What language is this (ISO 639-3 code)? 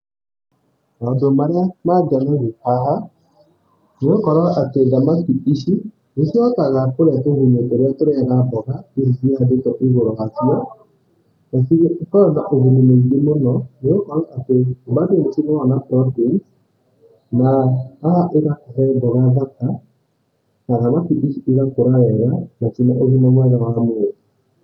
kik